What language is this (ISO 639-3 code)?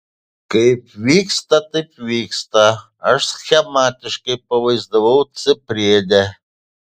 lit